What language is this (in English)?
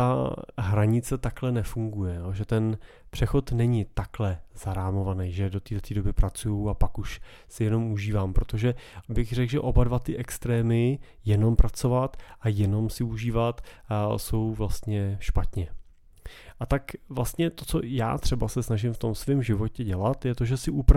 Czech